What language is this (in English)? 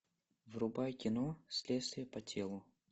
Russian